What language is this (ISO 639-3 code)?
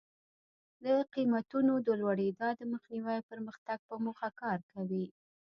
pus